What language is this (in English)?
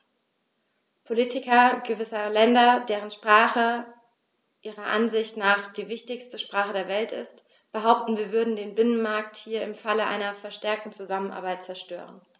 German